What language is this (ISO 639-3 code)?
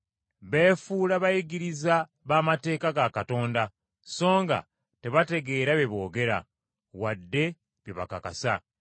lug